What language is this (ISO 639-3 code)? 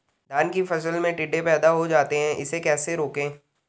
hin